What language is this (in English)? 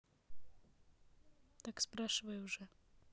Russian